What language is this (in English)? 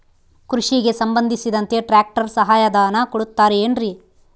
Kannada